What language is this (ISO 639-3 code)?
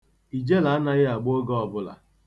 ibo